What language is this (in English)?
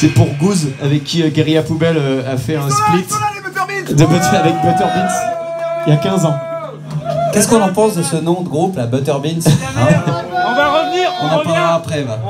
French